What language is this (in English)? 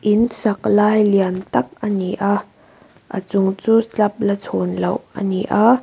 Mizo